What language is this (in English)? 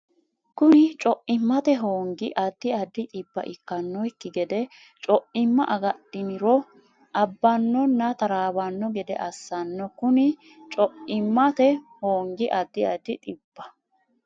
Sidamo